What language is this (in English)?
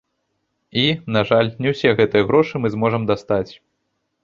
Belarusian